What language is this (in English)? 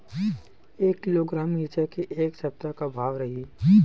Chhattisgarhi